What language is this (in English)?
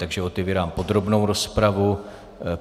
Czech